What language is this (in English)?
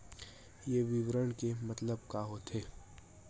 Chhattisgarhi